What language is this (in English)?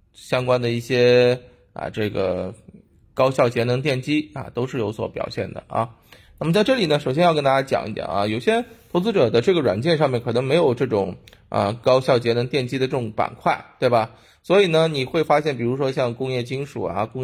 Chinese